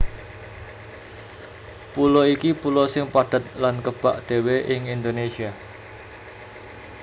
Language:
Javanese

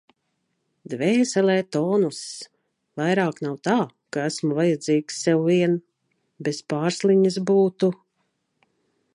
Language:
Latvian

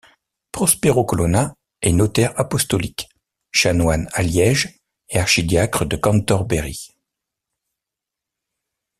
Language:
French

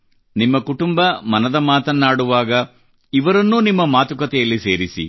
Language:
Kannada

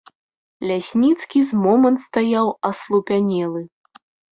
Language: Belarusian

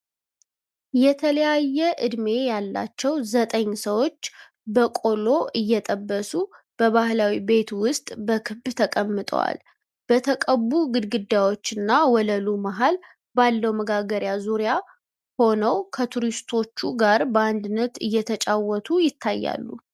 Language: Amharic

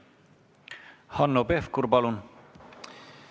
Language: Estonian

